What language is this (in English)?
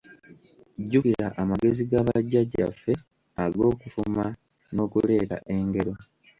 Ganda